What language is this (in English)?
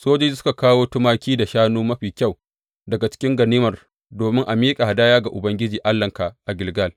Hausa